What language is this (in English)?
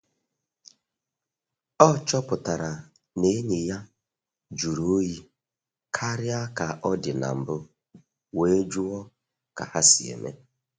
Igbo